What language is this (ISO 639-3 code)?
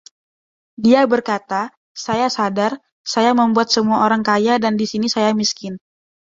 ind